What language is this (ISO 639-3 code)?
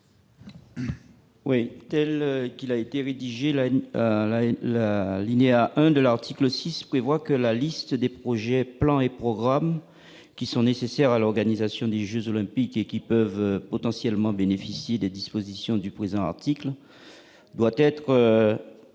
fra